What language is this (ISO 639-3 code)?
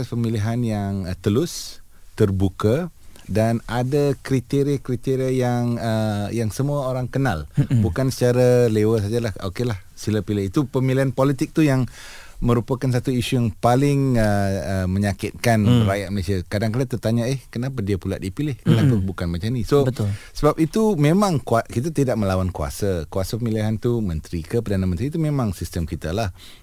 msa